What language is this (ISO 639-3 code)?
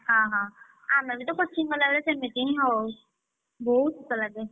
ori